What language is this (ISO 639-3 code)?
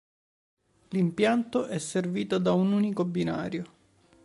ita